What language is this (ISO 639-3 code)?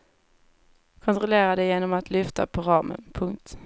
swe